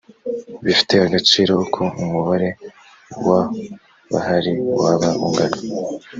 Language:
Kinyarwanda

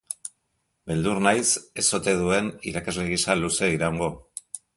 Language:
Basque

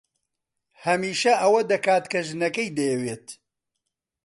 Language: Central Kurdish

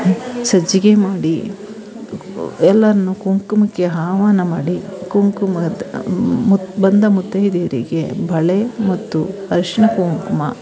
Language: Kannada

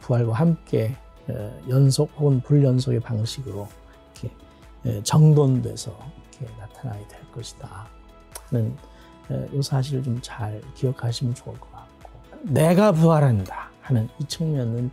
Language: Korean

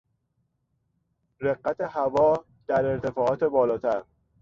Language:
Persian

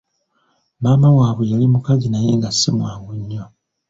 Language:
Ganda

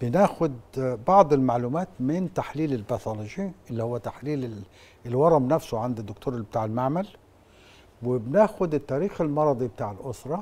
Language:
Arabic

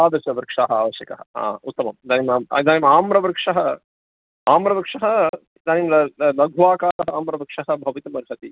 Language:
Sanskrit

